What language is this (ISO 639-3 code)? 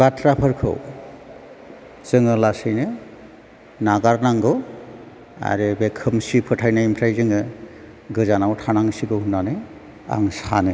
brx